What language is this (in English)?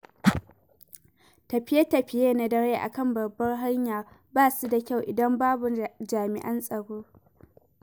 Hausa